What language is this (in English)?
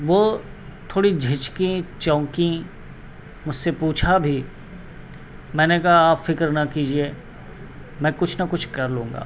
Urdu